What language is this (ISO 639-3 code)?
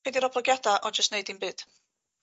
cym